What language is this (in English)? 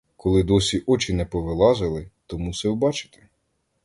Ukrainian